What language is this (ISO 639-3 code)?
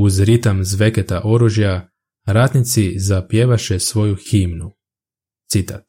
hrv